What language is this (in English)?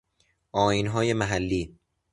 Persian